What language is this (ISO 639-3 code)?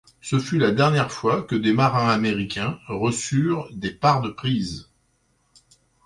fra